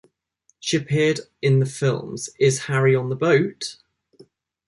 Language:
English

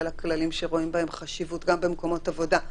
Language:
Hebrew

